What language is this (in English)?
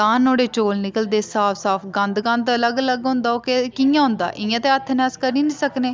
Dogri